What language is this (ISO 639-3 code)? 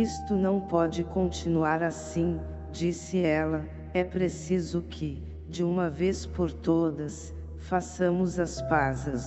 por